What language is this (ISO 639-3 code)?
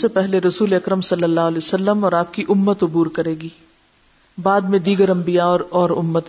urd